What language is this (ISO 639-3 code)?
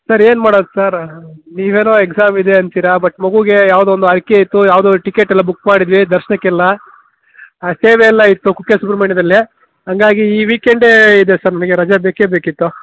kan